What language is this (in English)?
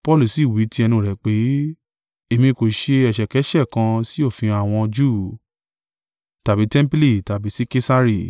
Yoruba